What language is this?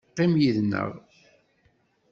Kabyle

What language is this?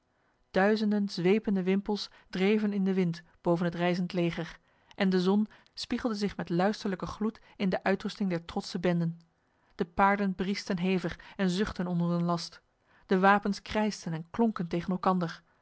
Dutch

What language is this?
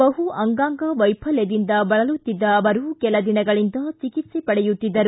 Kannada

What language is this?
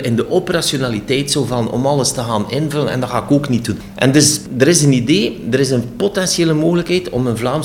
Dutch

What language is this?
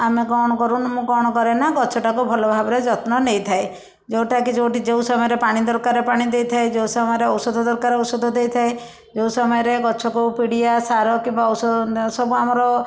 Odia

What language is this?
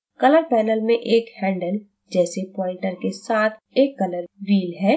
Hindi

